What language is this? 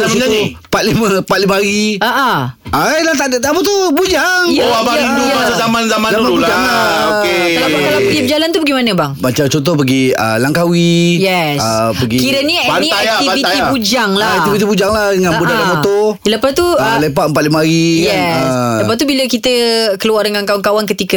Malay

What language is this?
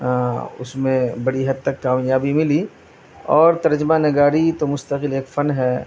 Urdu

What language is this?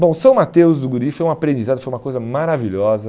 Portuguese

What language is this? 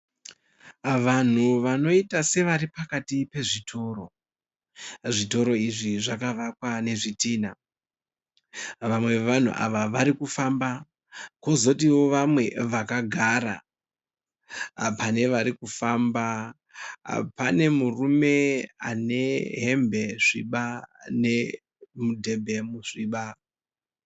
Shona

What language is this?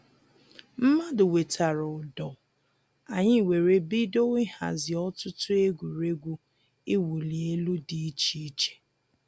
Igbo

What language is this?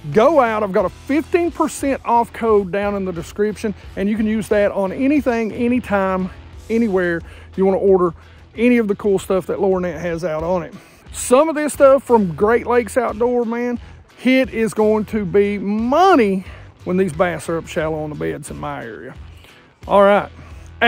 English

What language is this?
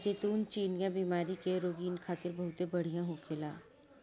Bhojpuri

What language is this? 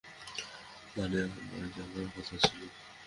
Bangla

